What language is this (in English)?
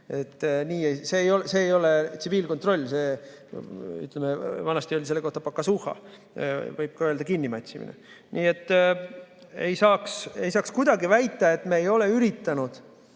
Estonian